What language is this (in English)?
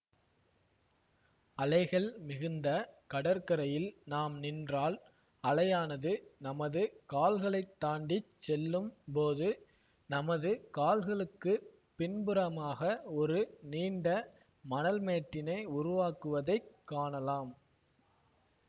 Tamil